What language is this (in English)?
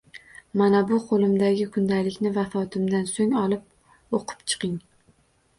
Uzbek